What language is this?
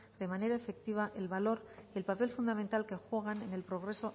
Spanish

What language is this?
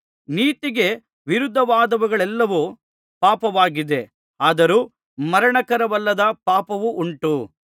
Kannada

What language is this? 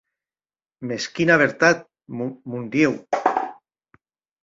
Occitan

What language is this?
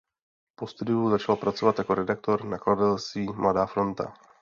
Czech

